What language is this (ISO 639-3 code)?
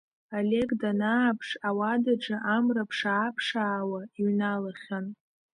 abk